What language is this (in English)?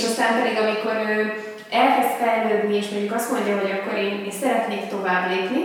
Hungarian